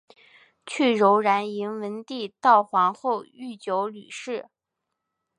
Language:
Chinese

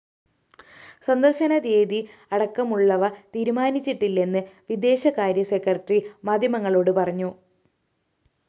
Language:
Malayalam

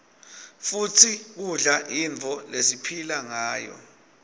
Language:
Swati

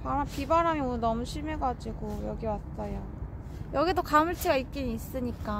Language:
Korean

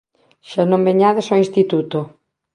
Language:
Galician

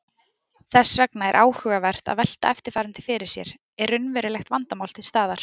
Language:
Icelandic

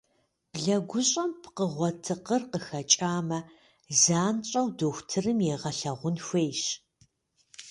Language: Kabardian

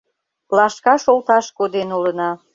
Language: Mari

